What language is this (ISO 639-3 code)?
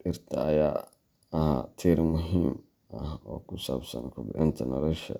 som